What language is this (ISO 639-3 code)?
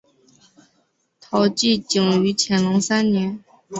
zho